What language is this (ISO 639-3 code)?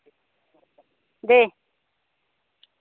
brx